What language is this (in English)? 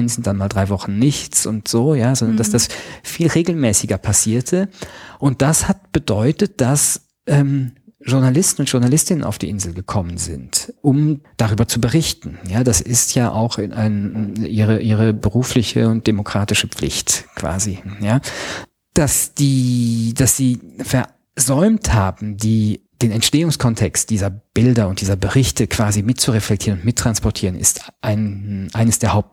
German